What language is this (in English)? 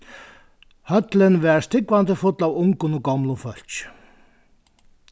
Faroese